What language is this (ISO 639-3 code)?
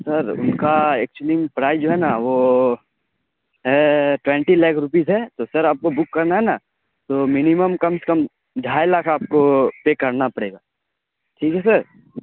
urd